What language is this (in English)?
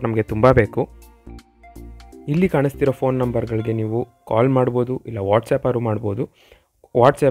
Romanian